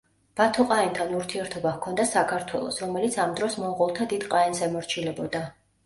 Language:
Georgian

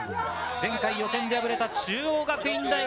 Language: Japanese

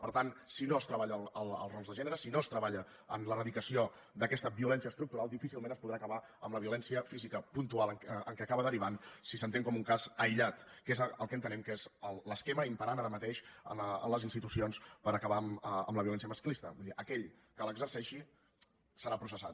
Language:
Catalan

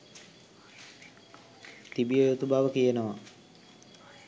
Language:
Sinhala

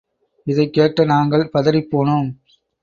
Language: Tamil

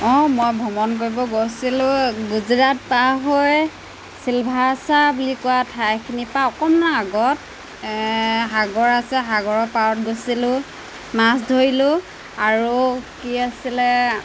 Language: Assamese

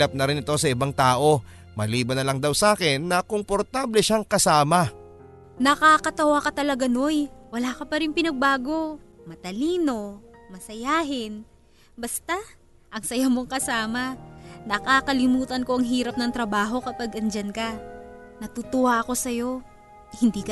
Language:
Filipino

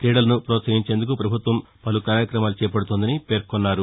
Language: Telugu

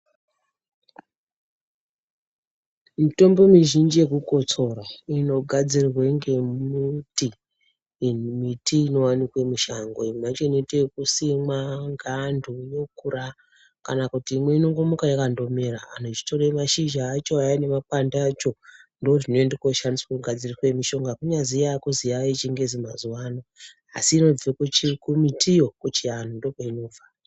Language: Ndau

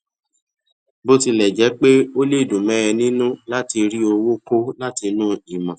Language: Yoruba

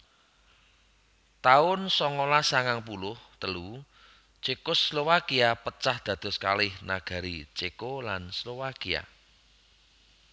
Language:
Javanese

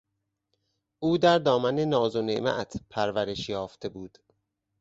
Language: Persian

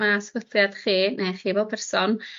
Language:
Welsh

